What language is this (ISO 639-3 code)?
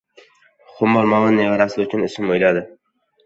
uzb